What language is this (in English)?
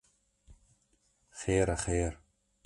Kurdish